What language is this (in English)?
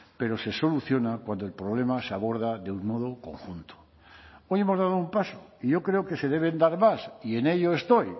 Spanish